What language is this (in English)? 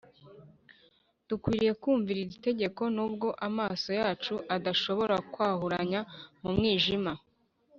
Kinyarwanda